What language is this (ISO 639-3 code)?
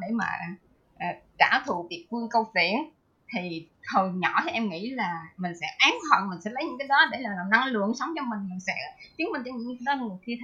vie